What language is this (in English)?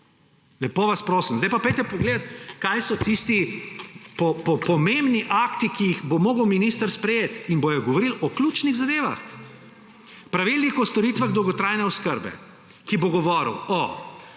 Slovenian